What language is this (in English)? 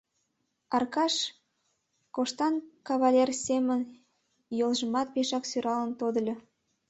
Mari